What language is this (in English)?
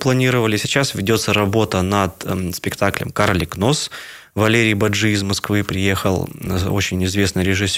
Russian